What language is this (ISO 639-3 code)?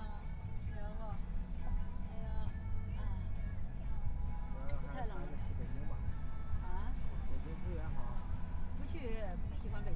zho